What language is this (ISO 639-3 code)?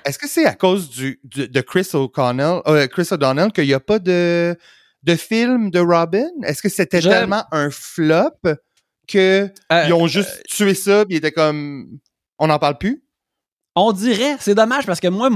fra